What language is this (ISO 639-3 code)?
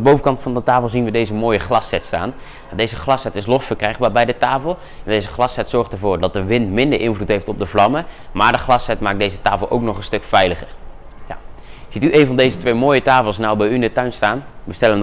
nld